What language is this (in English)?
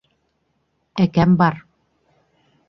Bashkir